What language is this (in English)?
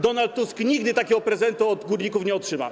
Polish